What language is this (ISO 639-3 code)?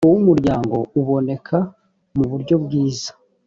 kin